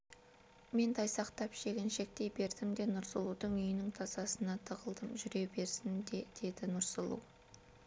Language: Kazakh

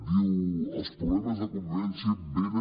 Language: Catalan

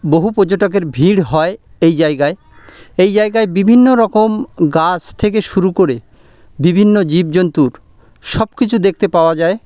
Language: Bangla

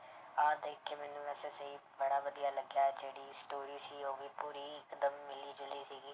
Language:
Punjabi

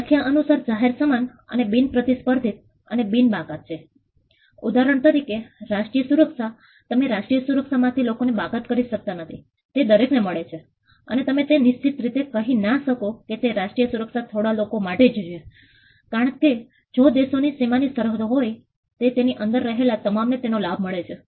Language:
Gujarati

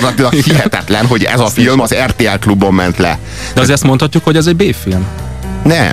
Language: Hungarian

